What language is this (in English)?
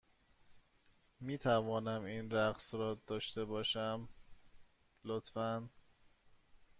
Persian